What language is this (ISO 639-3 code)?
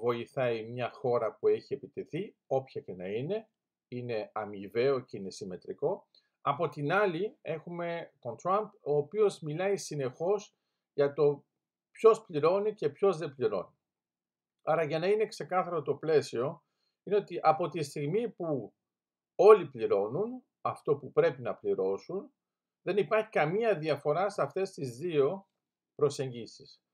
ell